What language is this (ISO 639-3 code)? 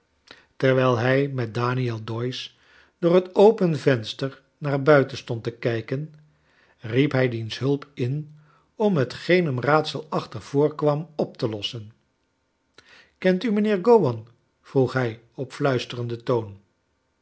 nld